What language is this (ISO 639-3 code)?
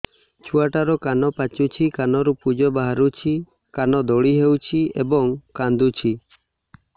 ori